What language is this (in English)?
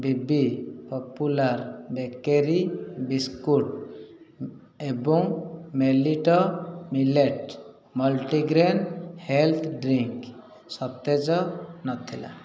Odia